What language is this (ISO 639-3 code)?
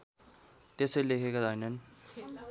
nep